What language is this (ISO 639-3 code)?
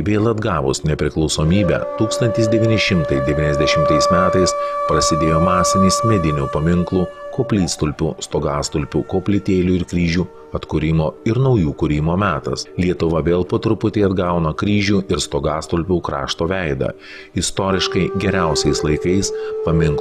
lit